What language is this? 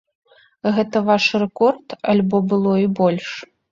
Belarusian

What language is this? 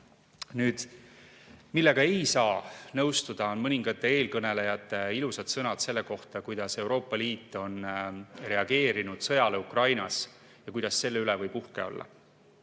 Estonian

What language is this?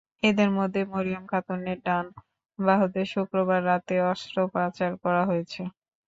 Bangla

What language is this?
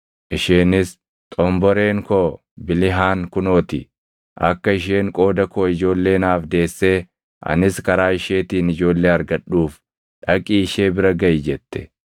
Oromo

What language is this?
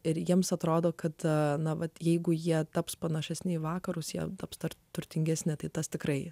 Lithuanian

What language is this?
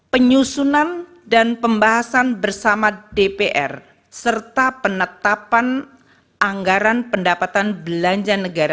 Indonesian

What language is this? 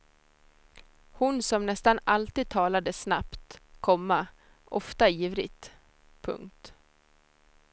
Swedish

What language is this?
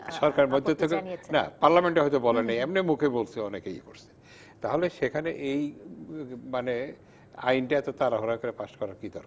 Bangla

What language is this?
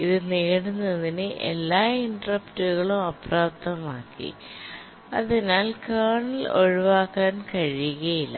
Malayalam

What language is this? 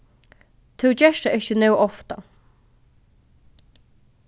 Faroese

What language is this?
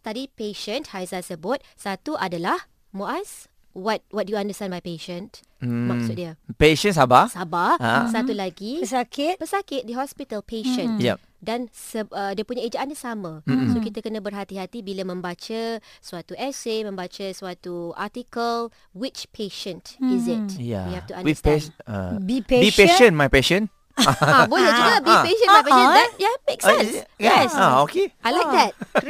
Malay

